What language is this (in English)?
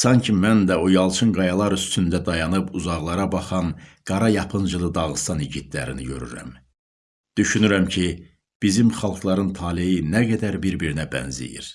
Turkish